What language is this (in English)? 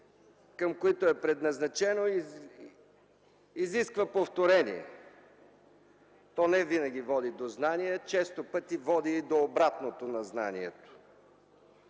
Bulgarian